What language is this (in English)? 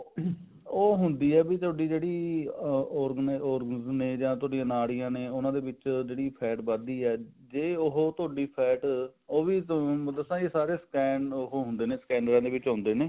Punjabi